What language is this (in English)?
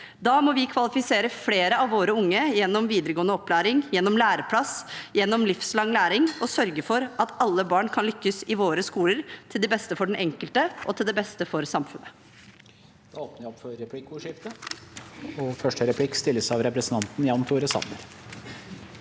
Norwegian